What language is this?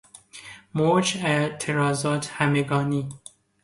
Persian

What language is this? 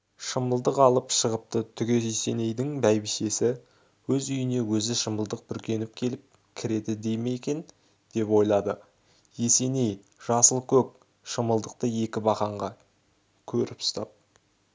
Kazakh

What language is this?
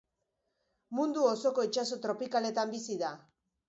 Basque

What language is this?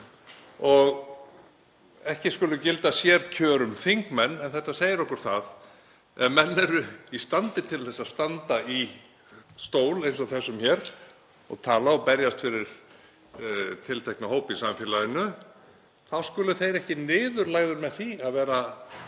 Icelandic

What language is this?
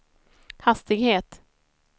Swedish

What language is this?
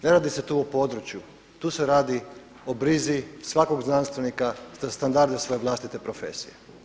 Croatian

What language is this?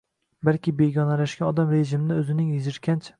Uzbek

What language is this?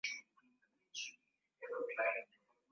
Swahili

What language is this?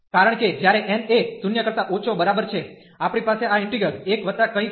Gujarati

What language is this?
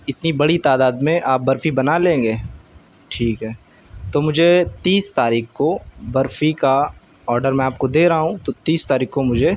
Urdu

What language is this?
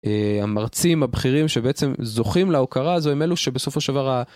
Hebrew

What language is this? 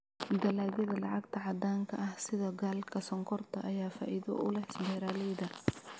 Somali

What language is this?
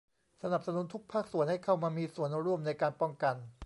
Thai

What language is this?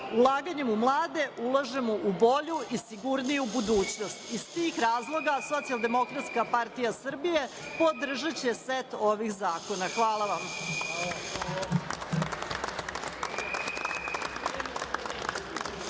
Serbian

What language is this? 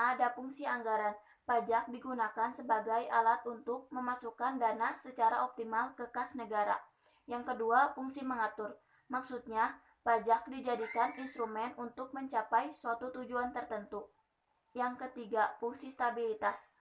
Indonesian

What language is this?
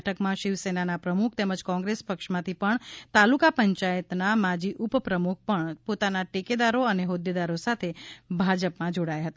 Gujarati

